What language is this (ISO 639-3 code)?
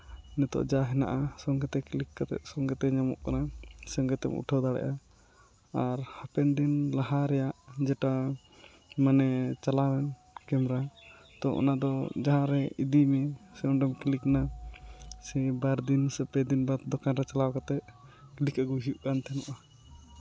sat